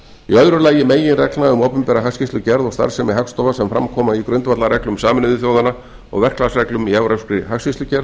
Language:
Icelandic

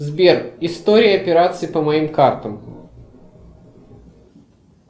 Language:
Russian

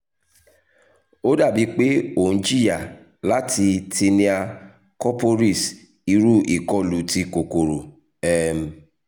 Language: Yoruba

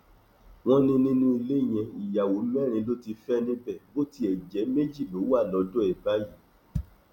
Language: Yoruba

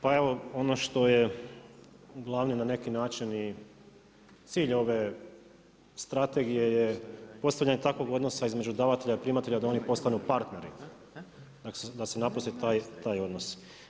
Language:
Croatian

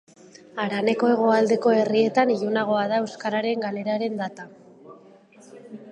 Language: Basque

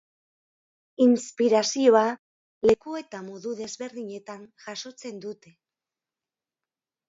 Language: Basque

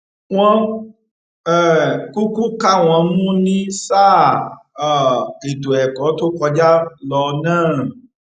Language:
Yoruba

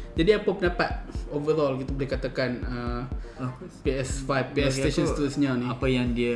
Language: Malay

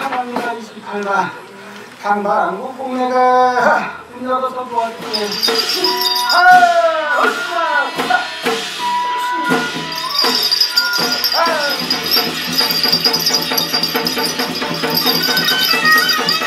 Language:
Korean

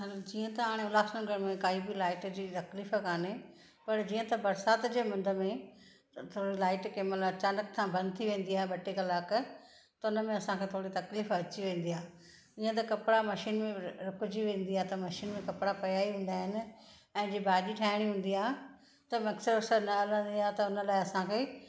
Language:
Sindhi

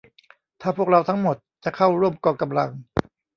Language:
Thai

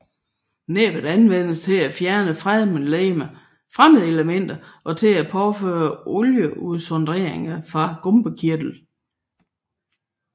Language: Danish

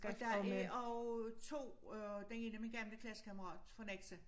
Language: Danish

